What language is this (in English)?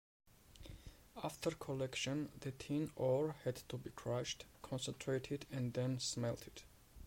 English